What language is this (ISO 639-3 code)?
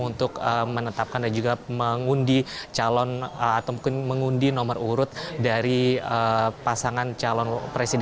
ind